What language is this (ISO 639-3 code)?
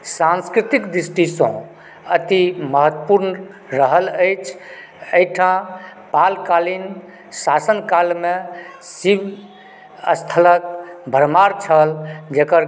mai